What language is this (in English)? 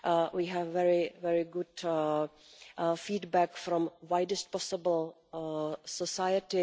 English